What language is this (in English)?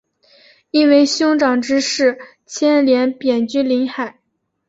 Chinese